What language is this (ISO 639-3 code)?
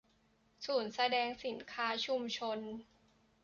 tha